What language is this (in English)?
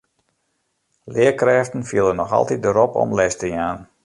Western Frisian